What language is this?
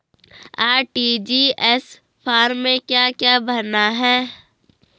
Hindi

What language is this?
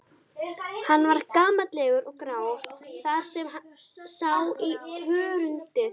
Icelandic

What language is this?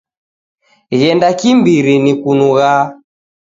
Taita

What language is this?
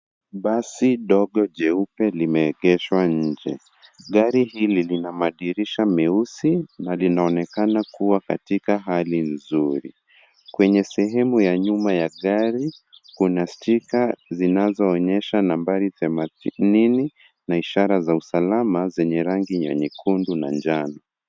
Swahili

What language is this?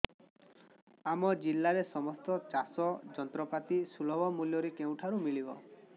Odia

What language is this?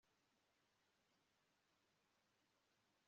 Kinyarwanda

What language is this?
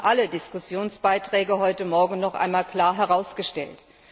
German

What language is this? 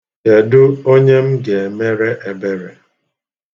Igbo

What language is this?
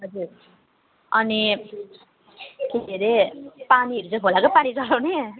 Nepali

